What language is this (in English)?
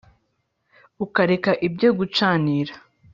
Kinyarwanda